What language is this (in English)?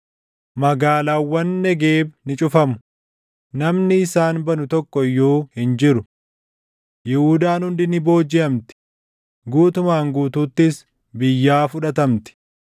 Oromo